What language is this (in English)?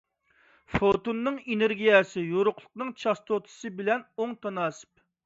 Uyghur